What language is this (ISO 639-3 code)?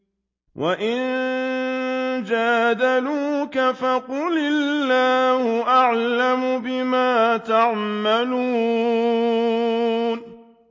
ara